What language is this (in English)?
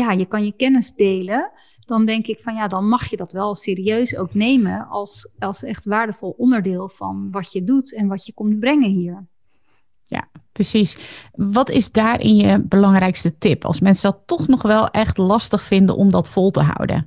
Dutch